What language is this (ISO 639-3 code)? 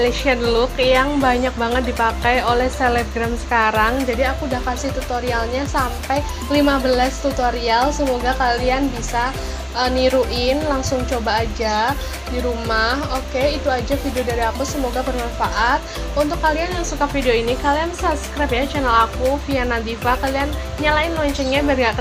ind